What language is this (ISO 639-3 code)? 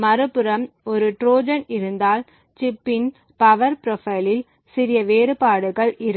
tam